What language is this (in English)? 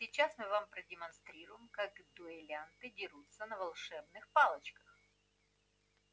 Russian